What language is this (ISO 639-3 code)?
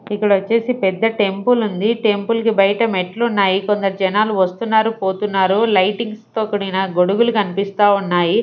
tel